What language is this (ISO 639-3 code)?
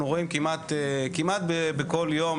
heb